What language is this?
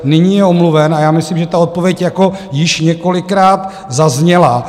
Czech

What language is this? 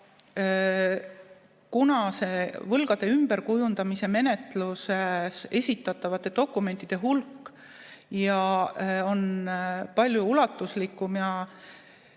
Estonian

